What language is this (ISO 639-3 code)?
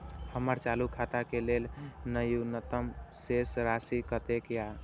mai